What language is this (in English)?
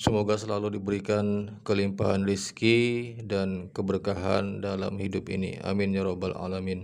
Indonesian